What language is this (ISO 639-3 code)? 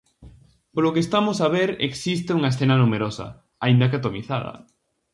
glg